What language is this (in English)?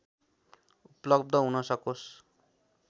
Nepali